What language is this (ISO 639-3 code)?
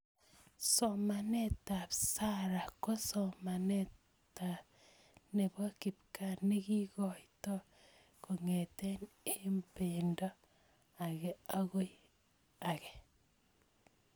kln